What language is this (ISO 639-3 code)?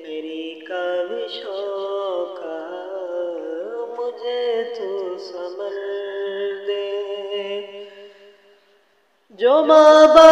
ron